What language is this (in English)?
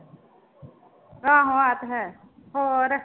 Punjabi